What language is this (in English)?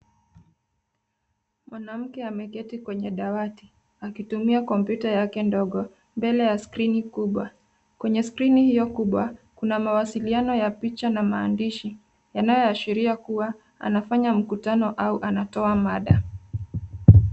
Swahili